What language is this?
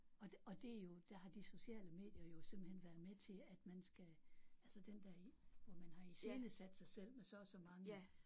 Danish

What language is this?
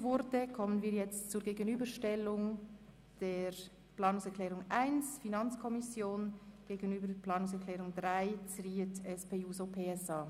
Swiss German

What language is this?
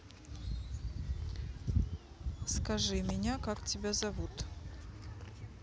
Russian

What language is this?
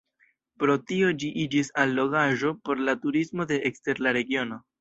Esperanto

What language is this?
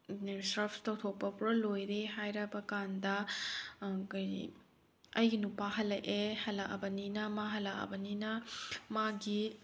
Manipuri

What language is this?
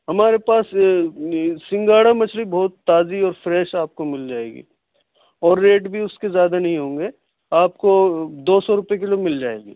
Urdu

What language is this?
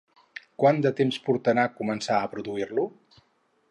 Catalan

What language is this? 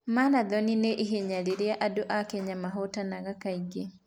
Kikuyu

